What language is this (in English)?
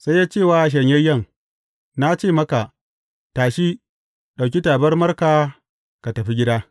Hausa